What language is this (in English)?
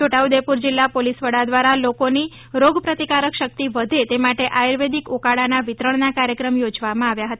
Gujarati